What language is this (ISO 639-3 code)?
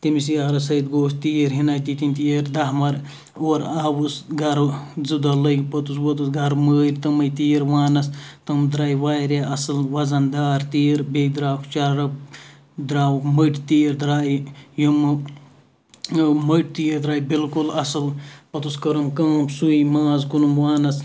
kas